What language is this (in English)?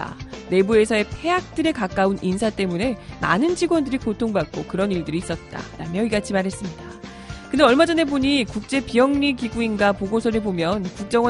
Korean